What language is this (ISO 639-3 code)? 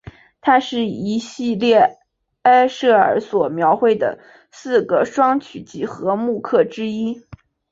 zho